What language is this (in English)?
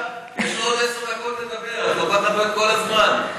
Hebrew